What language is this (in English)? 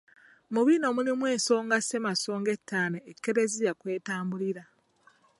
Ganda